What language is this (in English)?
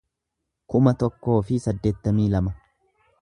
Oromo